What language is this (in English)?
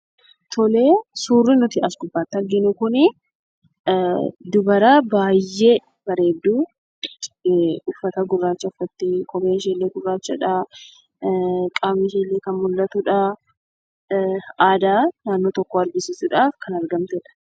Oromo